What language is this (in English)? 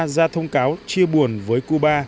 Vietnamese